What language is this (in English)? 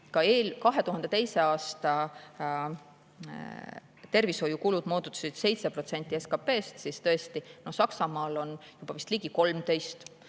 Estonian